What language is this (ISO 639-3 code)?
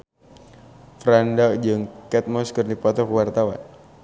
sun